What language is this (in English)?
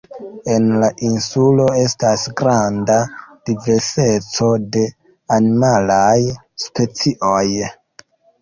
Esperanto